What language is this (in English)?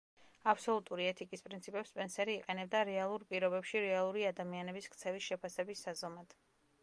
Georgian